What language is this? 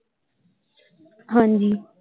Punjabi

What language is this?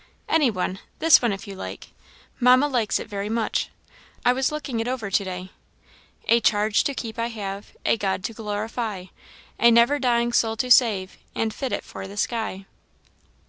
English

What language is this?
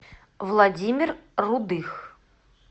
Russian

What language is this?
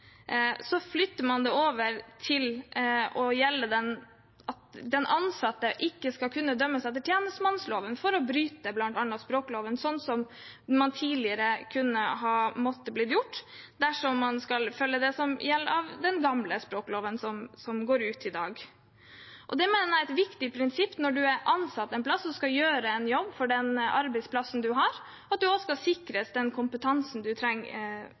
Norwegian Bokmål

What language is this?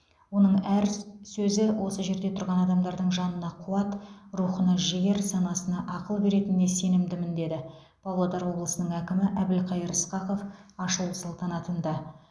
Kazakh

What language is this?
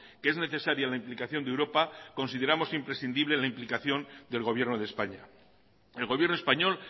Spanish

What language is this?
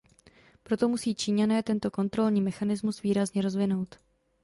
Czech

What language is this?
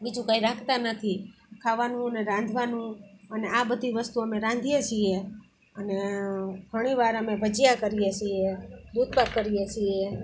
Gujarati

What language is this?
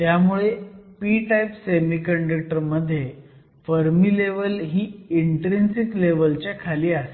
Marathi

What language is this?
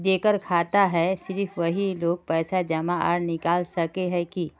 Magahi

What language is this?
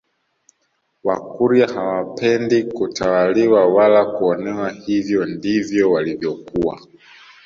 Swahili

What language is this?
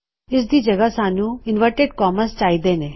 Punjabi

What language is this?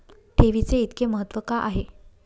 Marathi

